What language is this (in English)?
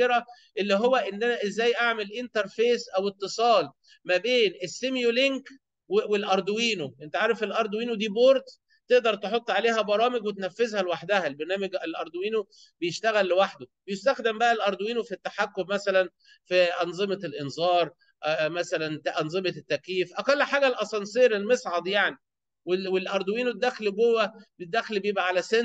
Arabic